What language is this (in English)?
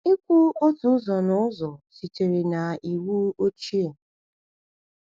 Igbo